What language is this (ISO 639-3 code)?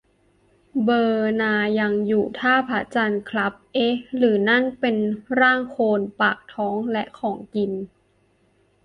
tha